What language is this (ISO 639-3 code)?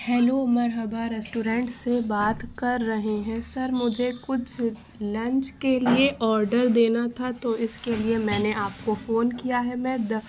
urd